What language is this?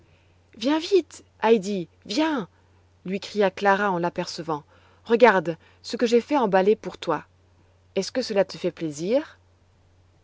French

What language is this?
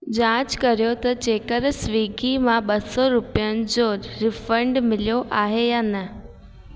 Sindhi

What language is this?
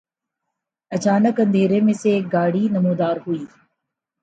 Urdu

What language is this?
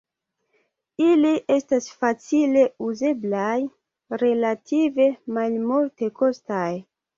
Esperanto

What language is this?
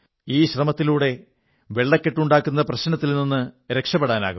Malayalam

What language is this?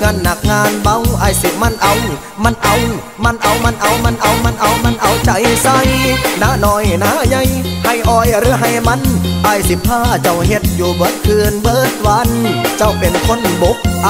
Thai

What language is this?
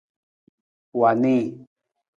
Nawdm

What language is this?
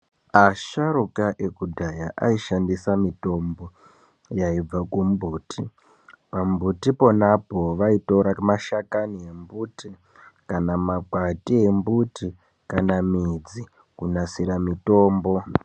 Ndau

